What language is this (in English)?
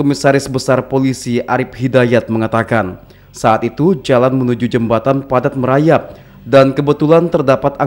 Indonesian